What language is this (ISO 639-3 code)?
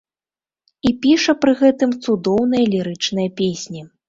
bel